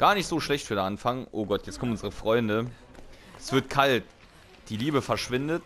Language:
German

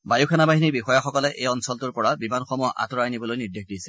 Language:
Assamese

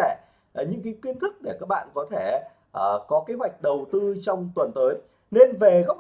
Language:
Vietnamese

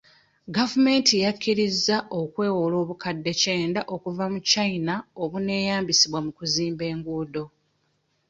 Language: Ganda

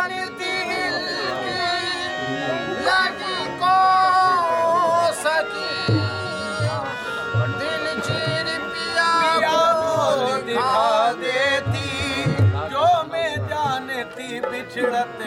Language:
Arabic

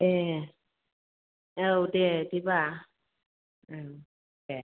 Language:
Bodo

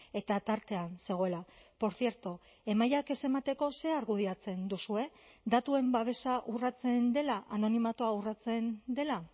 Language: Basque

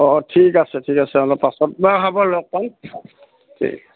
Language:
Assamese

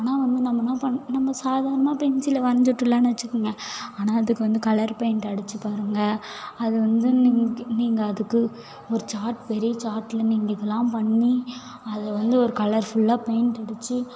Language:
Tamil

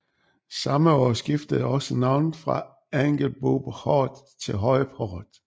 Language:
Danish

